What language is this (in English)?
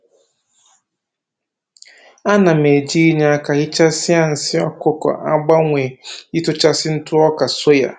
Igbo